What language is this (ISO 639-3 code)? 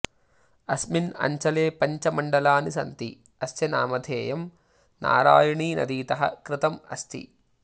san